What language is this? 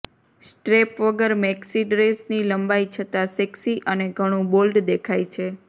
Gujarati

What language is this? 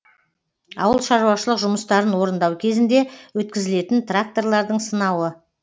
Kazakh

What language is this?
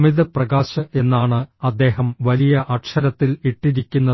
Malayalam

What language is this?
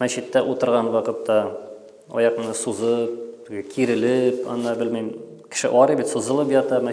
Turkish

